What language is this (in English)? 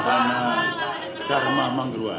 Indonesian